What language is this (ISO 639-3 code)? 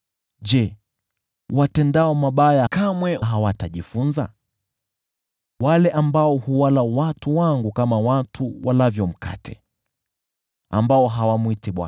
swa